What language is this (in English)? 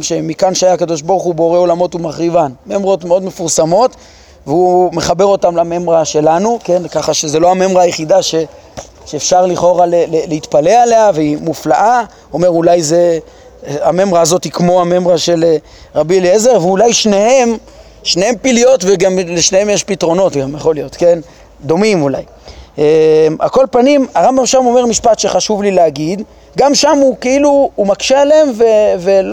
Hebrew